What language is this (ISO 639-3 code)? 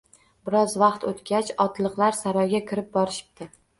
uzb